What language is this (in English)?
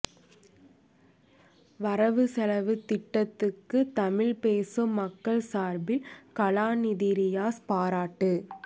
Tamil